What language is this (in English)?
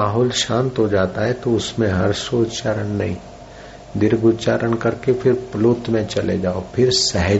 Hindi